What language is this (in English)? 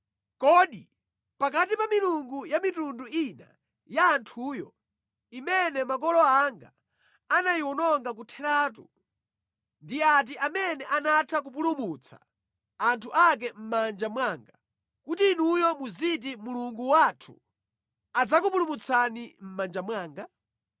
Nyanja